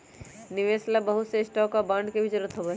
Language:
Magahi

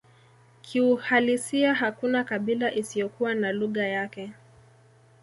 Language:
Swahili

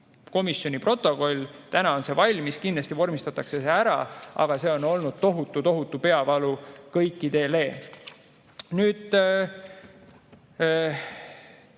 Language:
Estonian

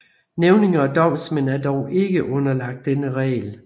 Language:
Danish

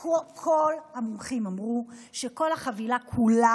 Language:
Hebrew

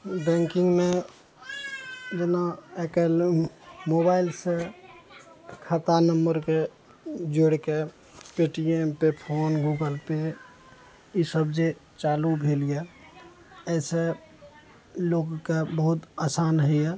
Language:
Maithili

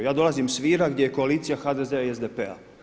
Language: Croatian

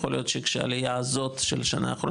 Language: Hebrew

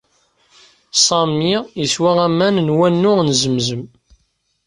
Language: Kabyle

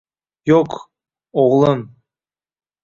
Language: Uzbek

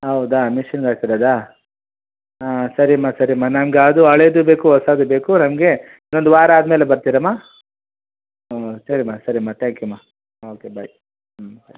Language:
Kannada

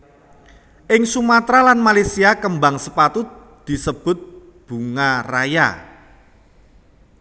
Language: Javanese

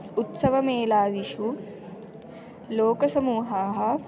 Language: Sanskrit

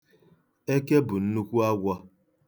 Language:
Igbo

